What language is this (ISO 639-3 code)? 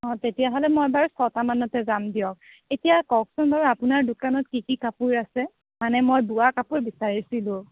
asm